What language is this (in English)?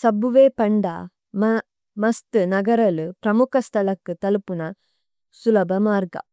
Tulu